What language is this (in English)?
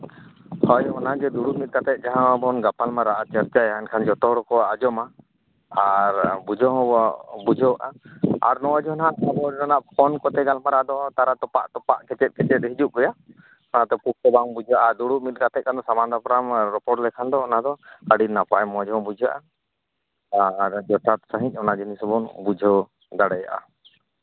Santali